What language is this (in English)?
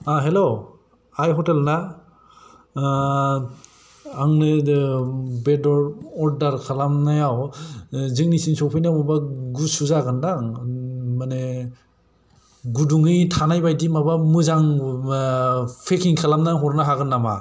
Bodo